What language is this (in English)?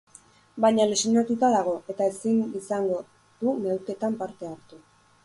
Basque